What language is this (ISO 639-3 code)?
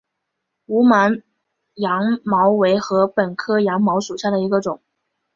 zho